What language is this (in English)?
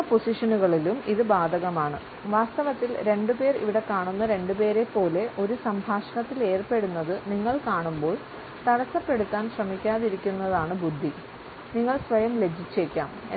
Malayalam